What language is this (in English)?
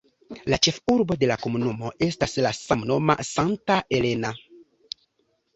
Esperanto